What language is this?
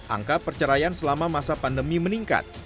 Indonesian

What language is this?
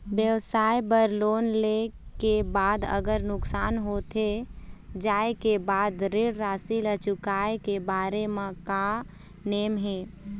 Chhattisgarhi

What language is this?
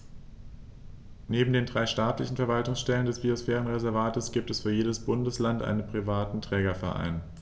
German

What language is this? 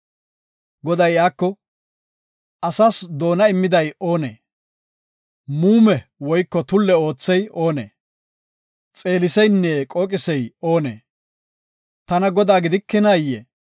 Gofa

